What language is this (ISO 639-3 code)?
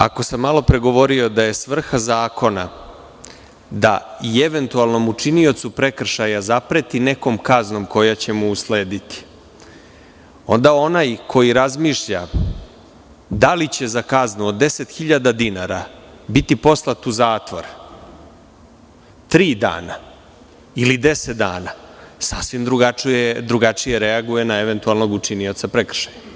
srp